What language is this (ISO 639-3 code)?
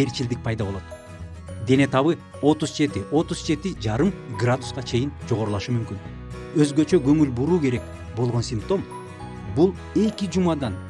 tur